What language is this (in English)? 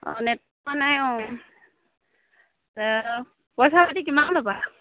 Assamese